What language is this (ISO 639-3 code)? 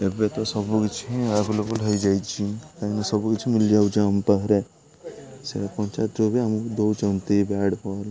ori